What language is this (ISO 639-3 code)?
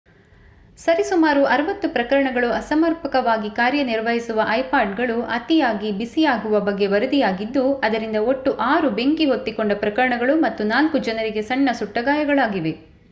kan